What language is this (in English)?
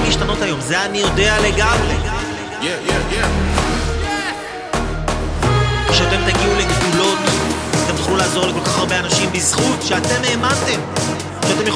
Hebrew